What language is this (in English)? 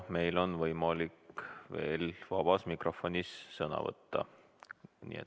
Estonian